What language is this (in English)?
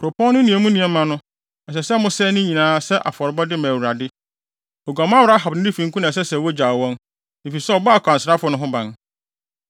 Akan